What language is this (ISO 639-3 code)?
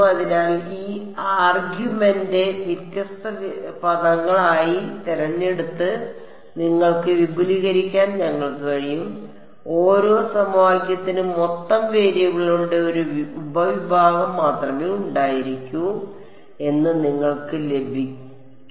mal